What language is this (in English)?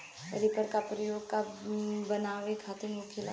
Bhojpuri